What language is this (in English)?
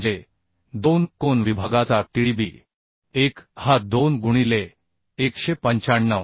Marathi